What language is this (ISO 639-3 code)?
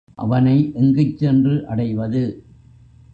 tam